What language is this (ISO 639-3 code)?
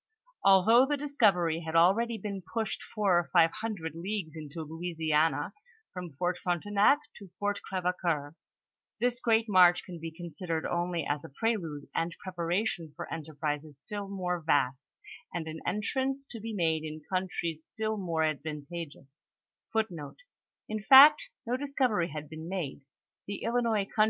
eng